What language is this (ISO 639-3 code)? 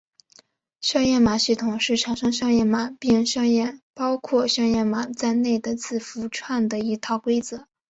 zho